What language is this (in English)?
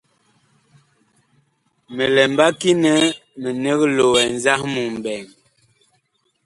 Bakoko